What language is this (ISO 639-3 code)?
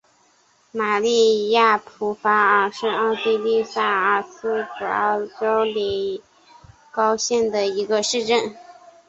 zho